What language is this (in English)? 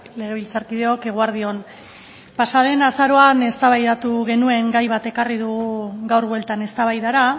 Basque